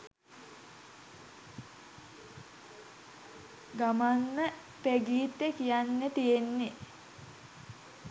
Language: Sinhala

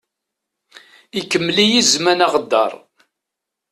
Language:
Kabyle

